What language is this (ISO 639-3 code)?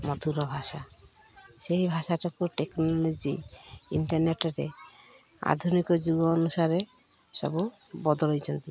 ori